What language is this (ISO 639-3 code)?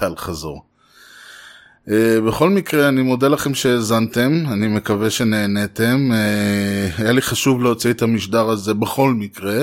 heb